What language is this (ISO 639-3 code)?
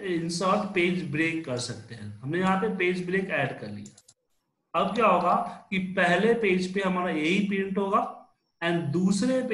hin